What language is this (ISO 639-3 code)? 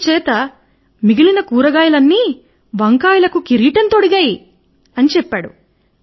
tel